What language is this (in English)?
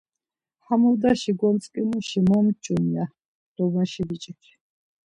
Laz